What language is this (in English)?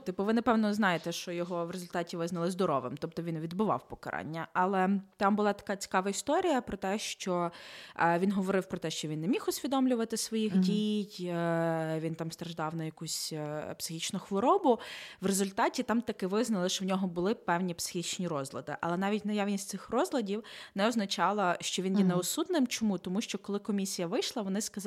Ukrainian